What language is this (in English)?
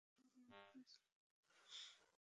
Bangla